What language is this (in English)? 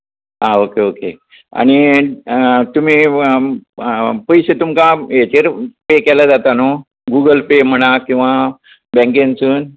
Konkani